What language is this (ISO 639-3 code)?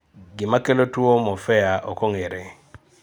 luo